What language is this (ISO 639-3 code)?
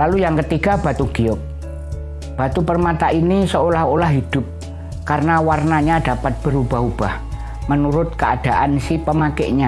ind